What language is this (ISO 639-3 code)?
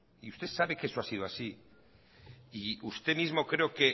spa